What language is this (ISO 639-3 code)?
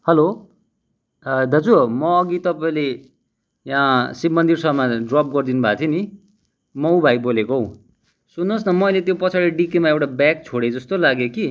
nep